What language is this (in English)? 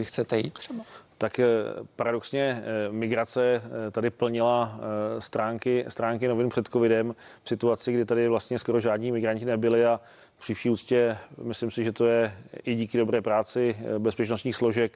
Czech